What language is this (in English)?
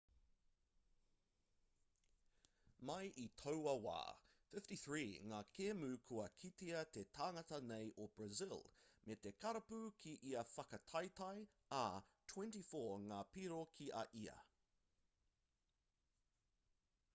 Māori